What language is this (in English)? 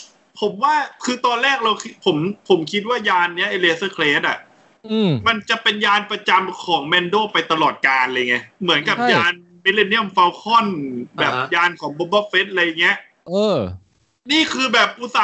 Thai